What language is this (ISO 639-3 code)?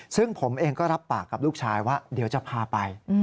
tha